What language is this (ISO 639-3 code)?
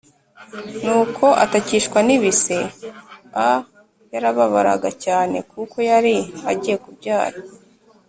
kin